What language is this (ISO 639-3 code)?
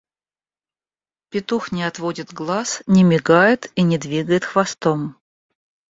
rus